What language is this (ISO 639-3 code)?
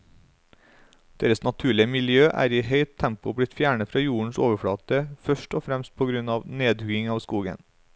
nor